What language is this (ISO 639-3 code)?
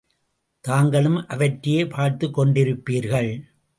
tam